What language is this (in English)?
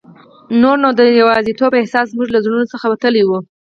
Pashto